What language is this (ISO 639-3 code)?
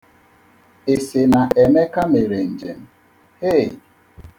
ibo